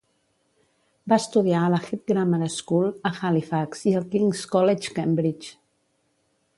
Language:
Catalan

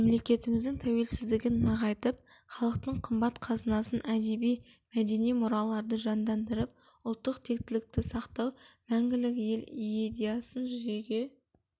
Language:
Kazakh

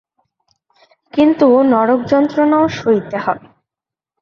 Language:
Bangla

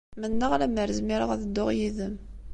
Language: Kabyle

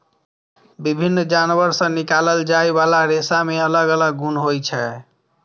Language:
Maithili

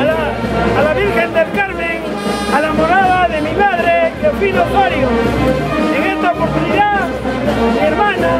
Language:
Spanish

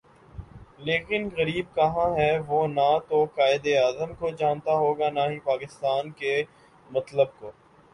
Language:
Urdu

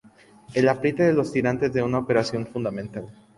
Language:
Spanish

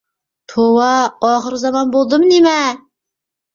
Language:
Uyghur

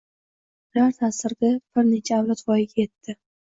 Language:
Uzbek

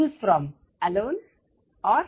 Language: Gujarati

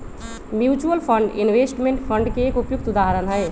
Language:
Magahi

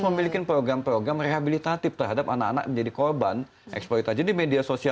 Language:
Indonesian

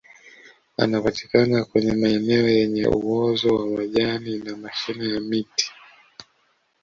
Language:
Swahili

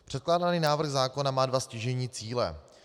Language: Czech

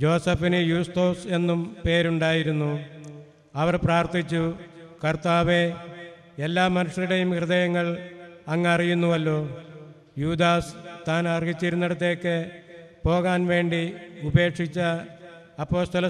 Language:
Malayalam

